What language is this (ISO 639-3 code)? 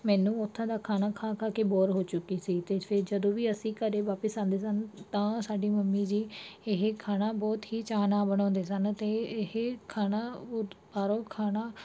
pan